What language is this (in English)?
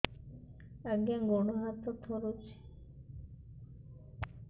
Odia